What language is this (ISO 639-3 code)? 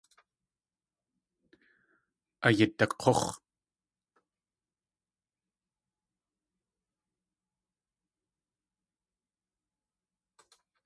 tli